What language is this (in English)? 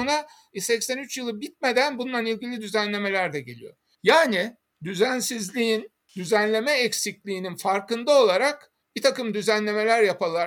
Turkish